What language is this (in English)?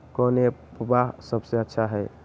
Magahi